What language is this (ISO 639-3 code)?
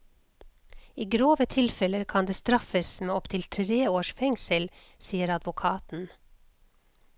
nor